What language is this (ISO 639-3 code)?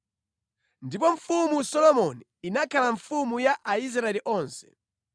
nya